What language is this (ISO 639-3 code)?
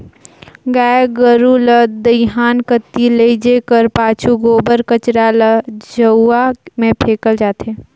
hne